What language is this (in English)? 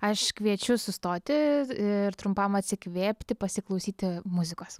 Lithuanian